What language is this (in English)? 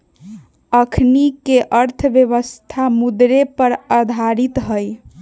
Magahi